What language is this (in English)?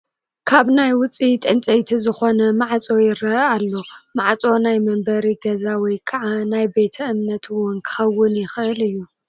Tigrinya